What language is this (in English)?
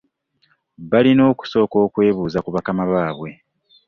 Ganda